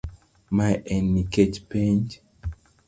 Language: Luo (Kenya and Tanzania)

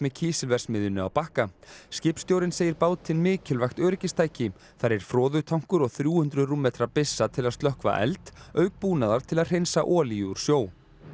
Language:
Icelandic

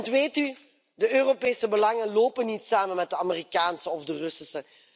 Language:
Dutch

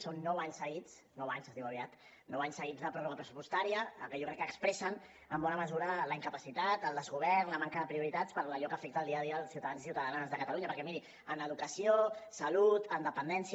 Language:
Catalan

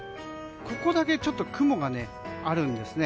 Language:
Japanese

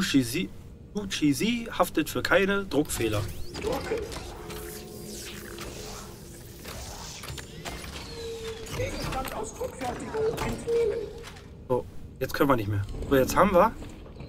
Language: German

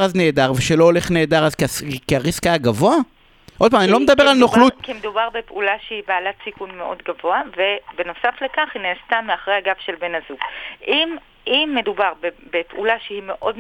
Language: Hebrew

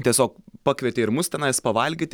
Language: Lithuanian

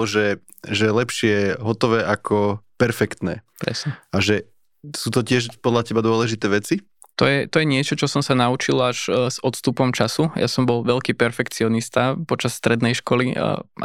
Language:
Slovak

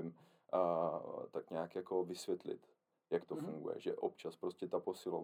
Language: Czech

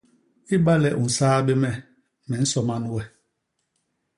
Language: Basaa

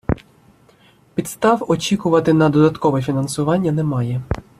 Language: Ukrainian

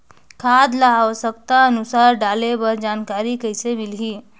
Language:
Chhattisgarhi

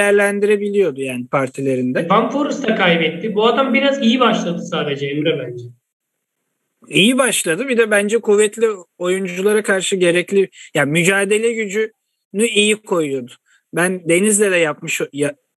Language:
Turkish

